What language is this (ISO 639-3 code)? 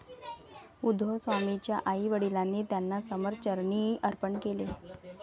mar